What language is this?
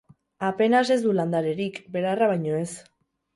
Basque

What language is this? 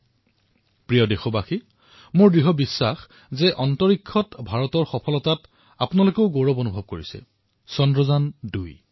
Assamese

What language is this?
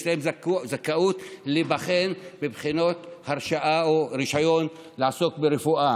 Hebrew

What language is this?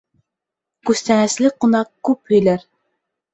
Bashkir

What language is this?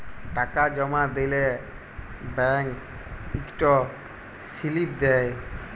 Bangla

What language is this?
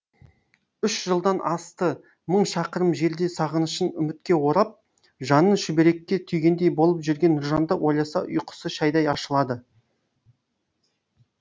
Kazakh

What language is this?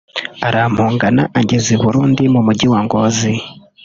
Kinyarwanda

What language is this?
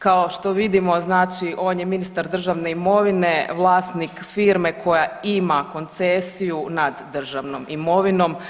Croatian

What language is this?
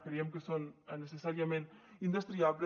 Catalan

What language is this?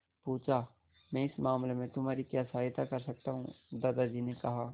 Hindi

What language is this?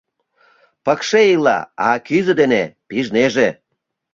Mari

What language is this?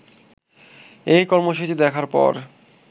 Bangla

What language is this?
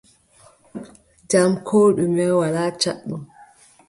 Adamawa Fulfulde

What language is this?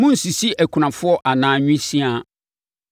Akan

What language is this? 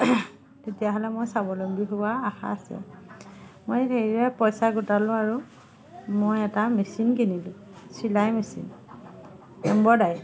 Assamese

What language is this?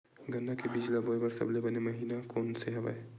Chhattisgarhi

